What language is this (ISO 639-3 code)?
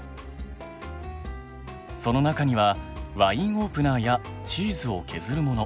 jpn